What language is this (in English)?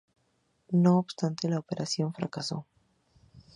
Spanish